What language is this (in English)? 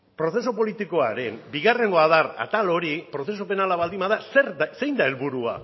Basque